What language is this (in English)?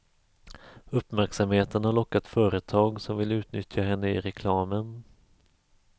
Swedish